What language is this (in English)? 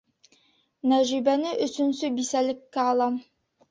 Bashkir